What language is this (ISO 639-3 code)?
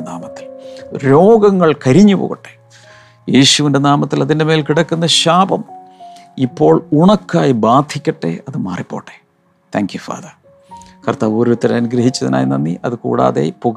mal